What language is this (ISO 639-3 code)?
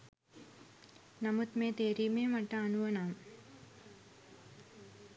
sin